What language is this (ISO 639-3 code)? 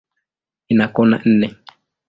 swa